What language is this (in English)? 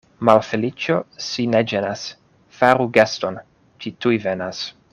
Esperanto